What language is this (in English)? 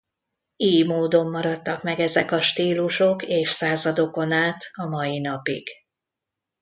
Hungarian